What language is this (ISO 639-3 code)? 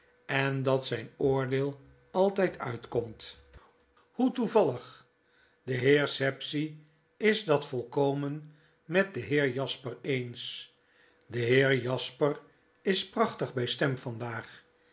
nld